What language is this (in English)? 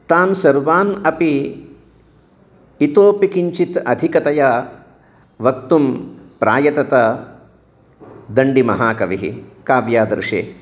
Sanskrit